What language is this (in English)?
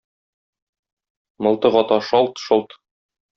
Tatar